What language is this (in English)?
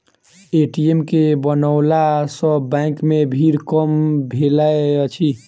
Maithili